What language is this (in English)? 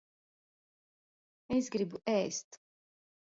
Latvian